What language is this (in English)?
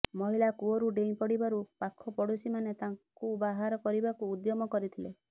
Odia